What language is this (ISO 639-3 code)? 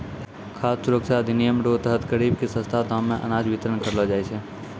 mai